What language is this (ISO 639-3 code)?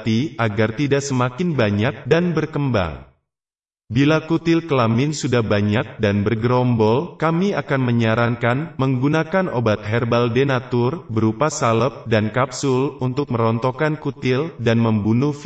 ind